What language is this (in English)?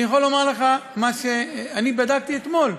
Hebrew